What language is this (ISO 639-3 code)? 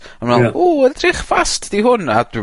cym